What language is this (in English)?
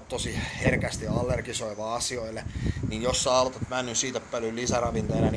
Finnish